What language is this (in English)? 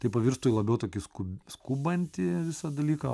Lithuanian